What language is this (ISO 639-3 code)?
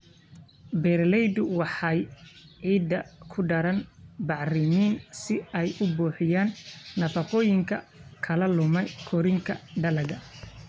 som